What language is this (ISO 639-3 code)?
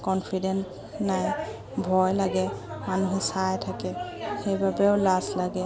asm